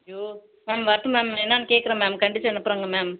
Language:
Tamil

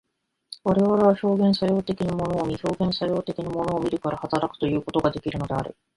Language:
Japanese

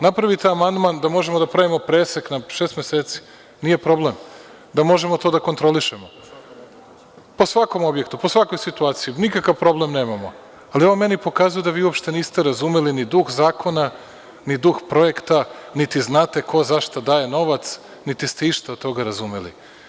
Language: Serbian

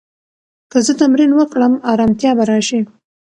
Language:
Pashto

